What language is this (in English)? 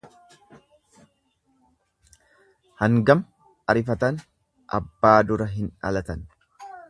Oromo